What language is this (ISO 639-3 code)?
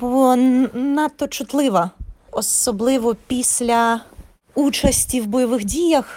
ukr